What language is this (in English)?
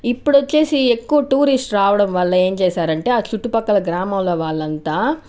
Telugu